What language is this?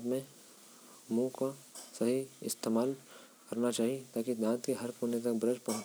Korwa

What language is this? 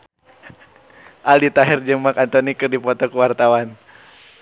Sundanese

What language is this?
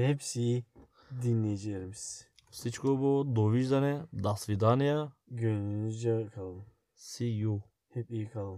Turkish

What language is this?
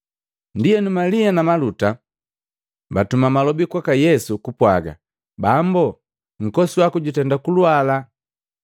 Matengo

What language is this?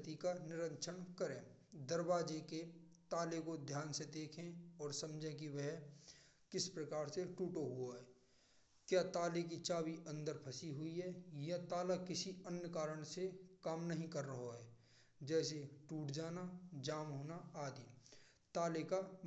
Braj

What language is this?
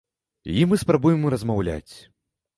Belarusian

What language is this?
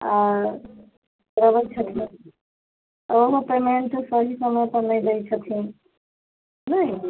Maithili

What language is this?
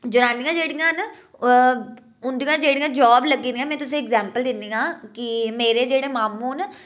Dogri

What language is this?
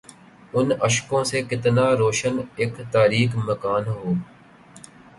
Urdu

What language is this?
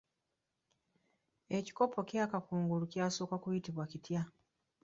Ganda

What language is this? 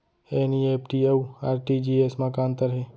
Chhattisgarhi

